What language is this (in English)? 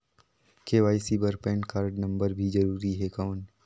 Chhattisgarhi